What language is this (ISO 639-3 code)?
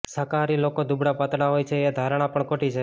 guj